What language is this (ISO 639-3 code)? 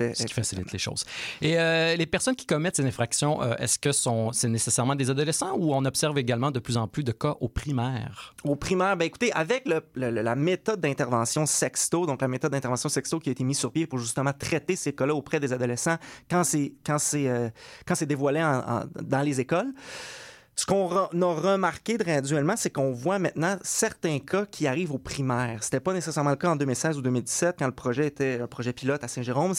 fra